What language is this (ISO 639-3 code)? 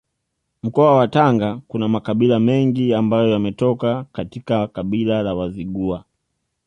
swa